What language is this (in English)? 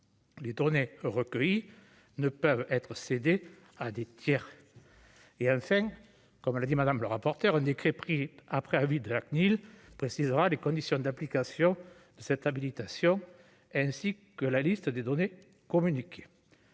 French